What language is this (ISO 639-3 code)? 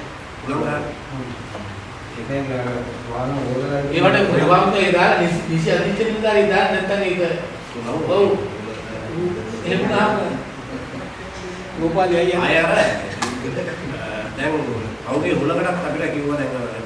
ind